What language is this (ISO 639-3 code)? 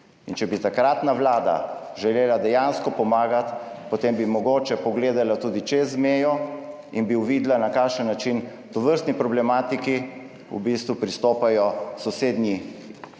slv